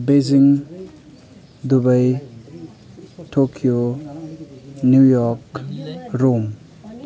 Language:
Nepali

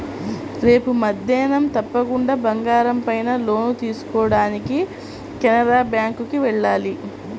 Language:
Telugu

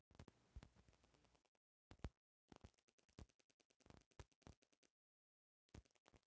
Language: Bhojpuri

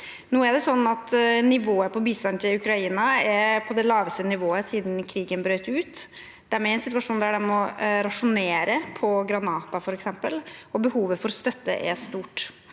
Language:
Norwegian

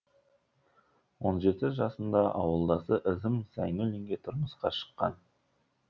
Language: Kazakh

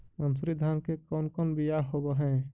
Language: Magahi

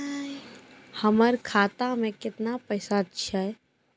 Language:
Maithili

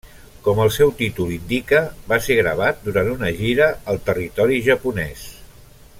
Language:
Catalan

